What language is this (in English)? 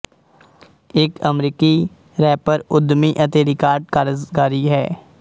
Punjabi